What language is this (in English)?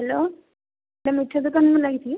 Odia